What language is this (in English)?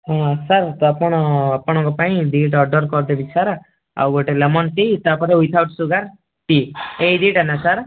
Odia